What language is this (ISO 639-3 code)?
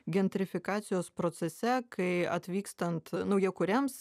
lit